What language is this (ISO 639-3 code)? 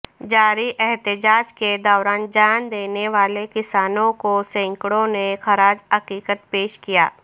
urd